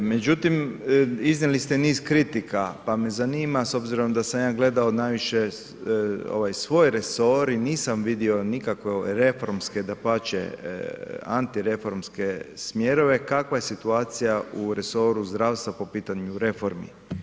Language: Croatian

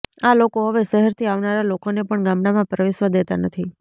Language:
Gujarati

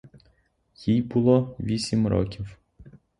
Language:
Ukrainian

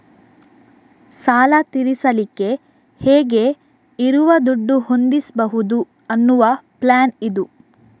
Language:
Kannada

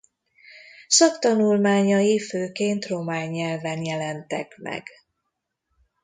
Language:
Hungarian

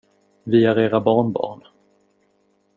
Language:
Swedish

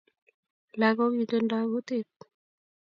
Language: Kalenjin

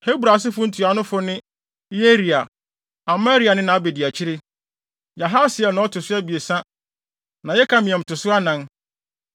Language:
Akan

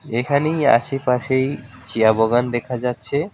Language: Bangla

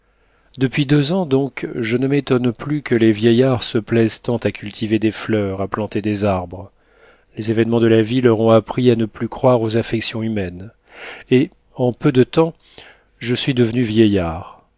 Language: French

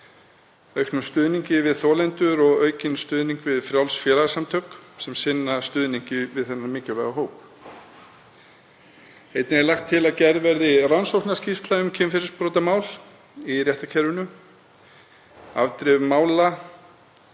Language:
Icelandic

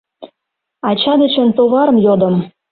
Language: Mari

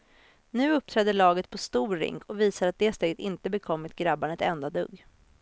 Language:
Swedish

